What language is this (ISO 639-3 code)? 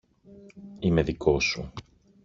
ell